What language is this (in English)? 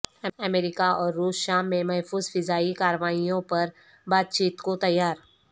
Urdu